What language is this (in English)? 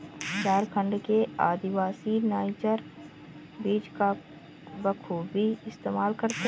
Hindi